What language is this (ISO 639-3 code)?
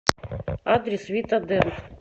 rus